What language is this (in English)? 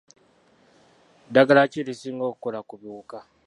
Ganda